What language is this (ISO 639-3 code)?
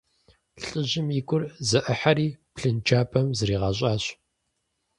kbd